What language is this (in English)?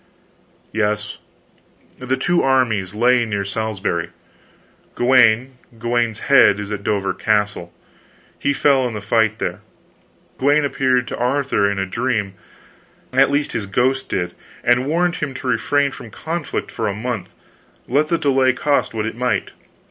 English